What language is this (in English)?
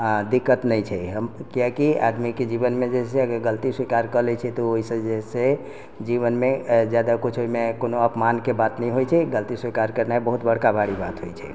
Maithili